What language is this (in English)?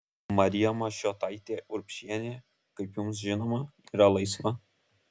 Lithuanian